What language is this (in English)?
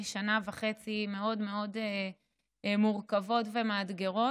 Hebrew